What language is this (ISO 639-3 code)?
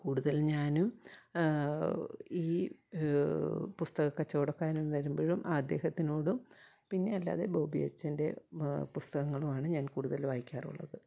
mal